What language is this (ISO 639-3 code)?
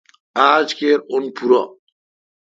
xka